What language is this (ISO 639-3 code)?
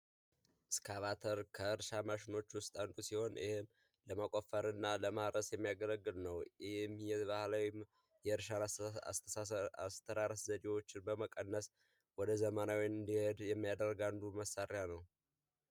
amh